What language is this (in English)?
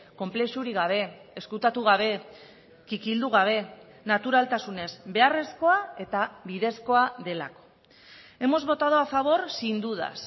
Basque